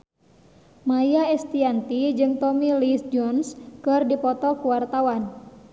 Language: Sundanese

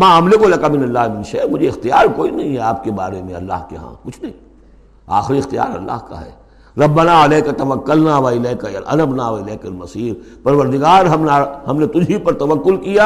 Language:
Urdu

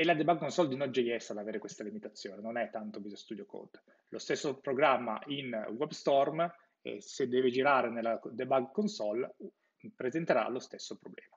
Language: Italian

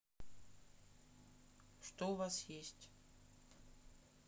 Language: Russian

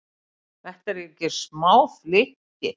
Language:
Icelandic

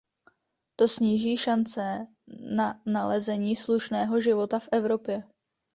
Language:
Czech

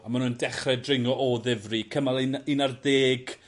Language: Welsh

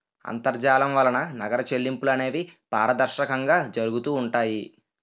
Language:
Telugu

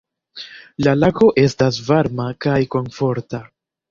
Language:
Esperanto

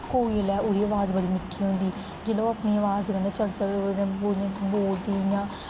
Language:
Dogri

